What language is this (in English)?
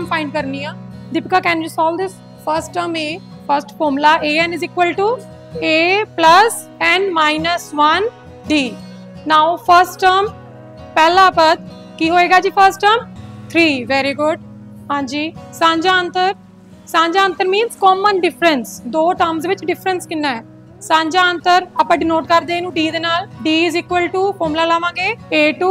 Punjabi